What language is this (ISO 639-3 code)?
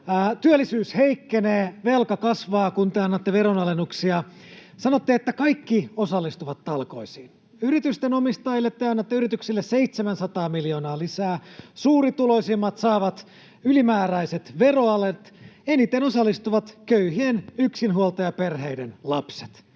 fin